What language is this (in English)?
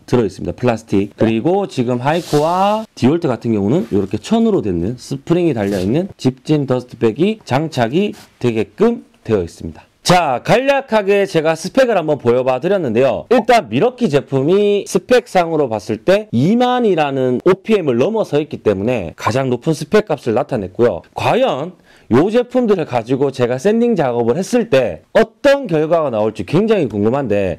Korean